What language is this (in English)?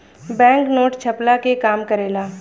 Bhojpuri